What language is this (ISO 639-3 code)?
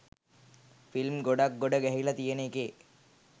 sin